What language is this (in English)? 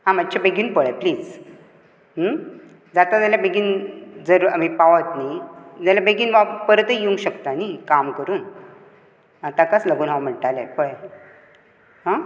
Konkani